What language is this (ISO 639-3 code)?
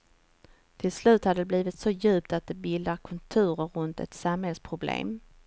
swe